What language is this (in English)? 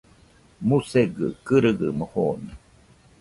Nüpode Huitoto